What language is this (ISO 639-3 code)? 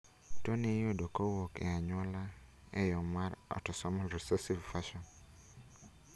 luo